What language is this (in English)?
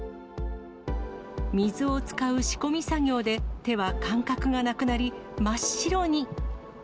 Japanese